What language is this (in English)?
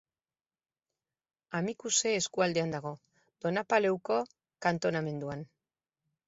Basque